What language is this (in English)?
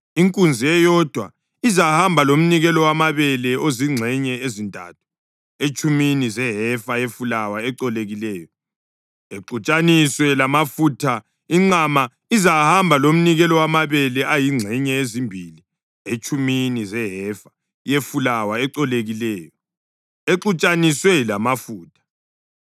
North Ndebele